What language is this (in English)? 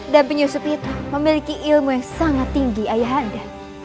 Indonesian